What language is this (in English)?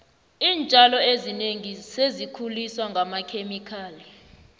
South Ndebele